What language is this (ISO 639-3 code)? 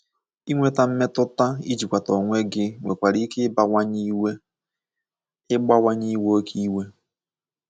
ibo